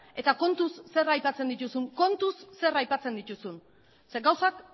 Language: Basque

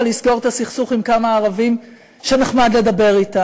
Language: Hebrew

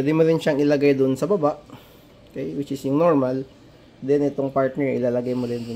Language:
Filipino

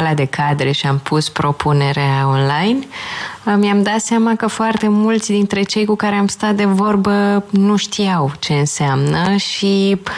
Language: Romanian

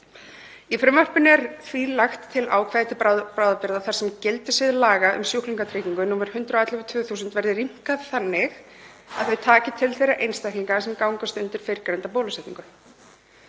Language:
Icelandic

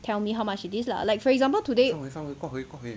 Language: English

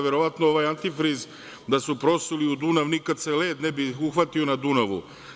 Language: Serbian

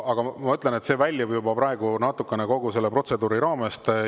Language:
Estonian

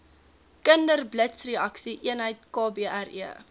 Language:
Afrikaans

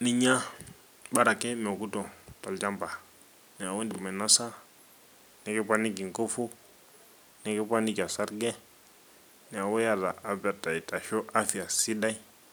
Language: Masai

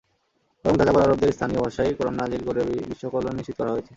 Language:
Bangla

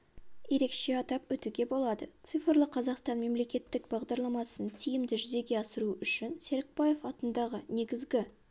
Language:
Kazakh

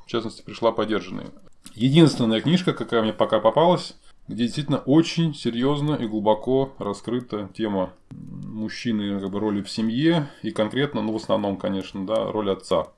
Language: Russian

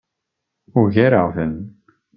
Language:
Kabyle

